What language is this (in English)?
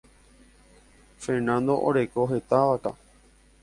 Guarani